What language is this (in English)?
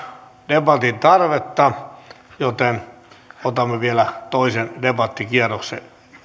Finnish